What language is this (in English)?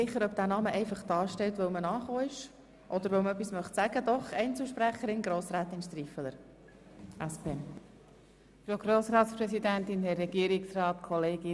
Swiss German